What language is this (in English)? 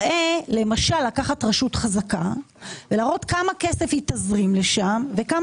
Hebrew